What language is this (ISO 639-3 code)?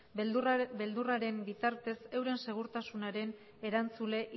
eus